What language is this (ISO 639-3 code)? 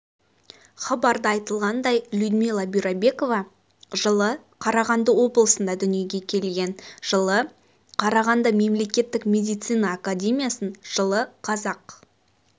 kaz